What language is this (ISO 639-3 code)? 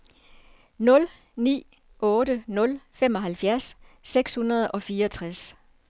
dan